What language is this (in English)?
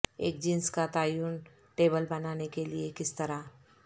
Urdu